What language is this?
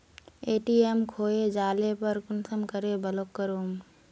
Magahi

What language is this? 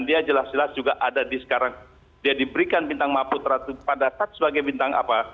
Indonesian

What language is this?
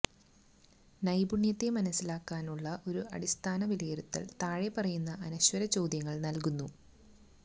Malayalam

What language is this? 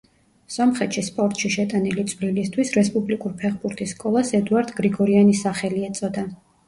Georgian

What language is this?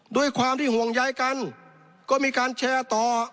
Thai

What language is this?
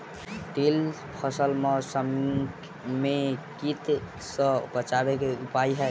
Maithili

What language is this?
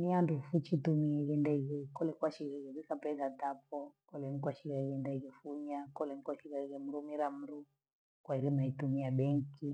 Gweno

